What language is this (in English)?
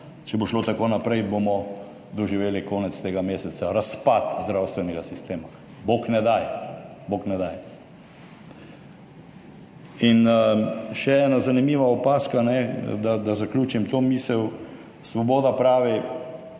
Slovenian